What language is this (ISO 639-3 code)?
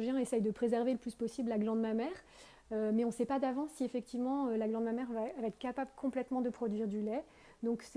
fra